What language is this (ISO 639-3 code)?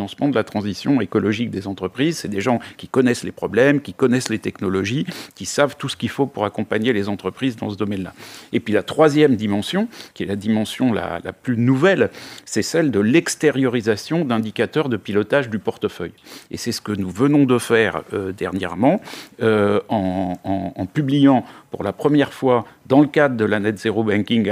fra